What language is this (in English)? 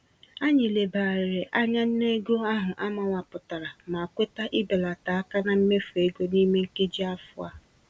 Igbo